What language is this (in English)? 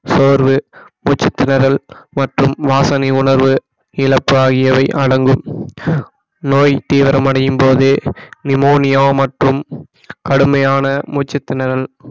Tamil